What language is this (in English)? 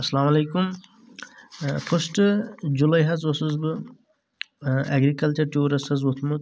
Kashmiri